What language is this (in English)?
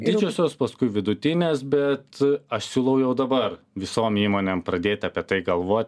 Lithuanian